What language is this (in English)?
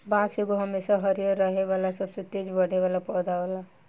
Bhojpuri